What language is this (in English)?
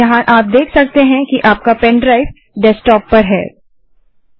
Hindi